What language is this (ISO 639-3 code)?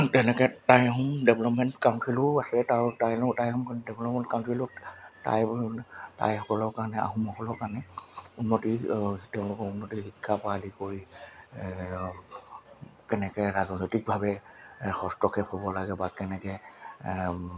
asm